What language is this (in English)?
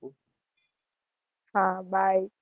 Gujarati